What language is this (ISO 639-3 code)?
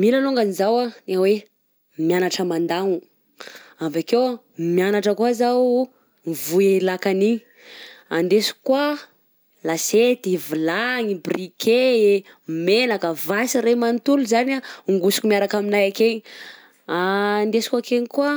bzc